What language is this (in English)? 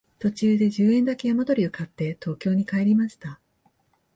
Japanese